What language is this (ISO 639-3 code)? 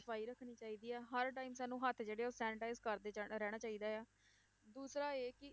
pan